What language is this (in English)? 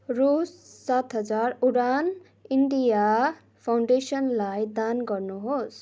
Nepali